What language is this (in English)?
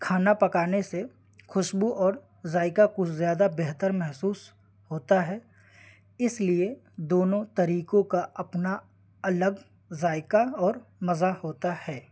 Urdu